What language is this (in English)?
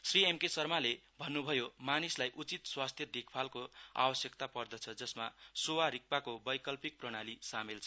Nepali